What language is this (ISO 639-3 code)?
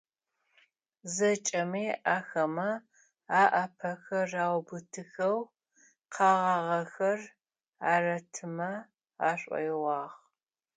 ady